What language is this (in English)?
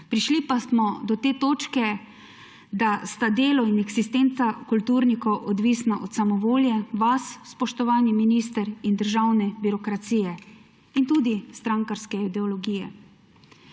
Slovenian